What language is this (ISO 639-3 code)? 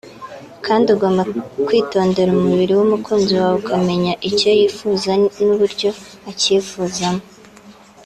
kin